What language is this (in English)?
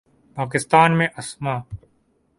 Urdu